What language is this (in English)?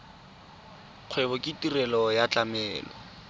Tswana